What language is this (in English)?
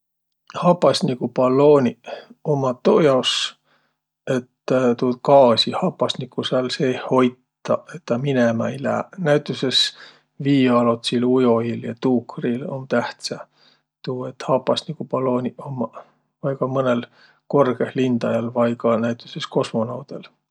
Võro